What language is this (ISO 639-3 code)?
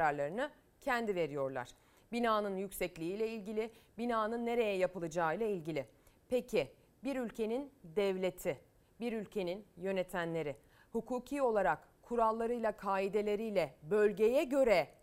tur